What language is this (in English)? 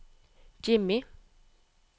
Norwegian